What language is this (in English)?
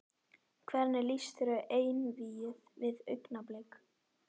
Icelandic